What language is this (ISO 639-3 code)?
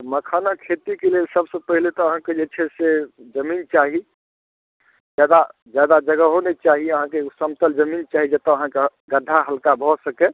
mai